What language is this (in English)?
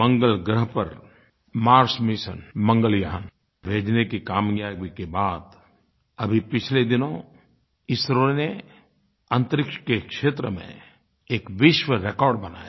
Hindi